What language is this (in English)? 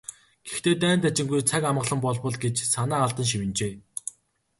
Mongolian